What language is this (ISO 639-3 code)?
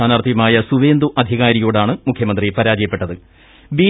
mal